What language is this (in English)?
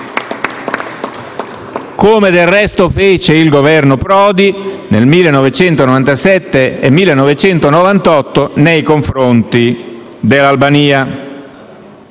Italian